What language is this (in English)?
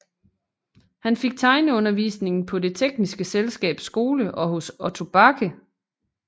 Danish